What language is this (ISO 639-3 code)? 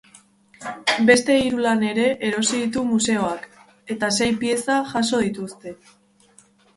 eus